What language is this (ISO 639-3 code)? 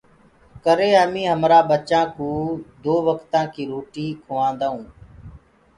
ggg